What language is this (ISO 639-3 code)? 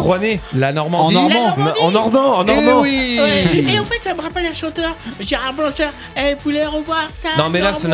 fra